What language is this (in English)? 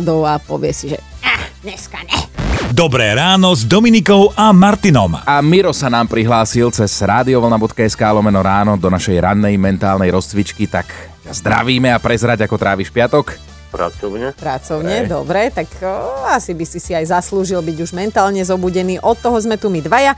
Slovak